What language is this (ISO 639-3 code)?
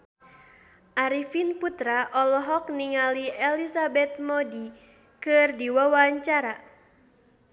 sun